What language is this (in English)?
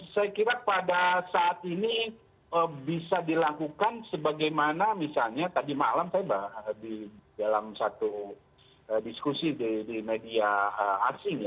Indonesian